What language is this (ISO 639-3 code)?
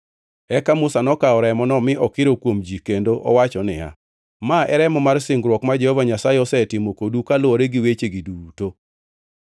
luo